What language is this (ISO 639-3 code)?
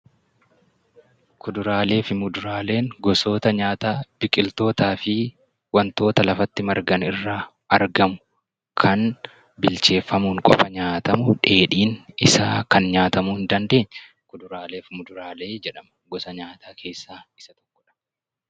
orm